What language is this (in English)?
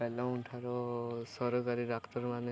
Odia